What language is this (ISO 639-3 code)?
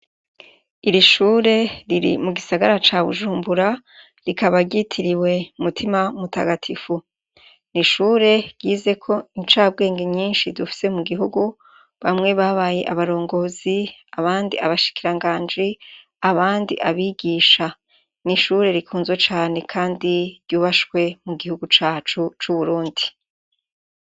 run